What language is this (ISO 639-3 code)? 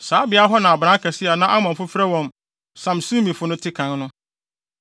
aka